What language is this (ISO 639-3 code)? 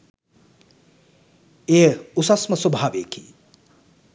sin